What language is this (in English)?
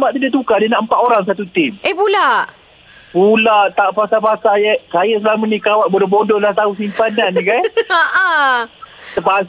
Malay